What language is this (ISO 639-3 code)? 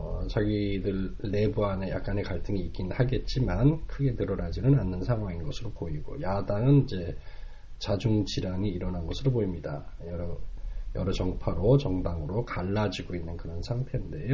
kor